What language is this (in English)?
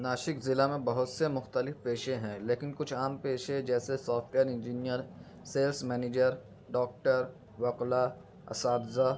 Urdu